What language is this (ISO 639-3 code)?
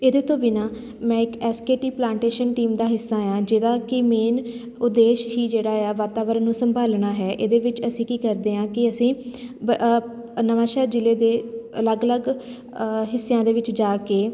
pan